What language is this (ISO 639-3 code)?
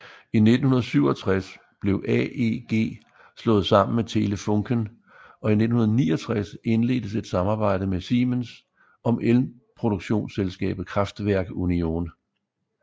dan